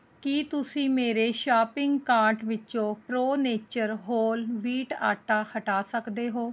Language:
Punjabi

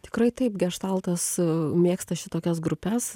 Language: Lithuanian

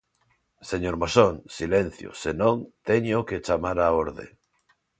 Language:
Galician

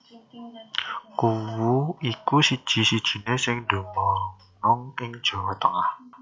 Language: Javanese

